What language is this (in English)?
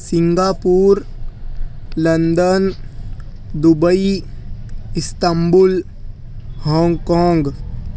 Urdu